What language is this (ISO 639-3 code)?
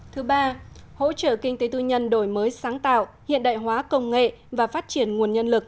vie